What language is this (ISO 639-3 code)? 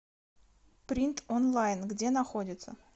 rus